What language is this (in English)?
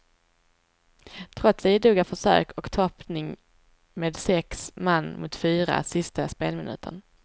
Swedish